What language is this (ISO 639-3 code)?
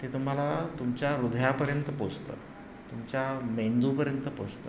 mar